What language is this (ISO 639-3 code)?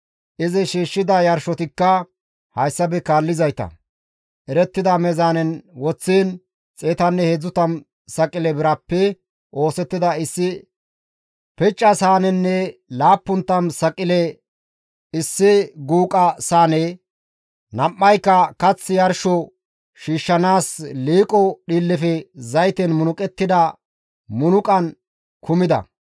gmv